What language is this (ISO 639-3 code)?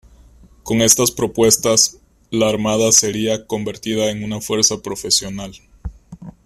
spa